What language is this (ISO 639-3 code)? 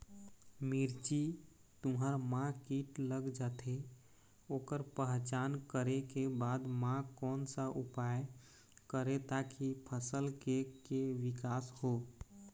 hne